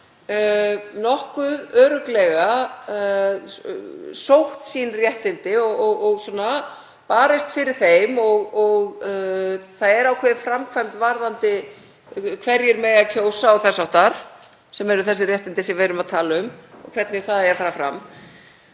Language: Icelandic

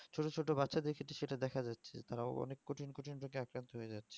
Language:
Bangla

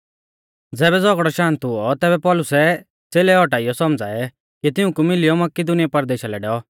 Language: Mahasu Pahari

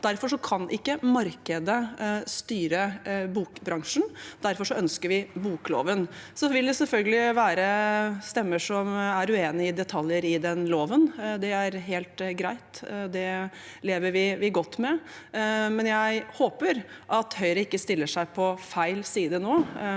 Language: Norwegian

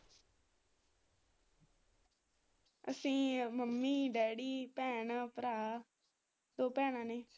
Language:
Punjabi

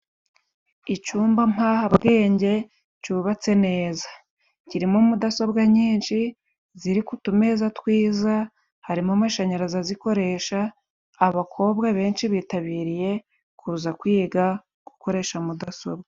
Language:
Kinyarwanda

